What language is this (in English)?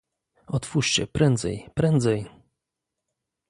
Polish